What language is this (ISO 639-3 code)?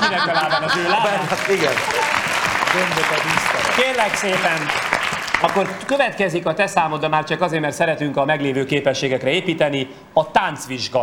hun